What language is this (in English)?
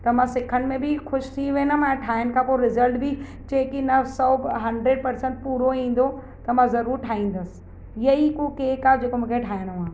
Sindhi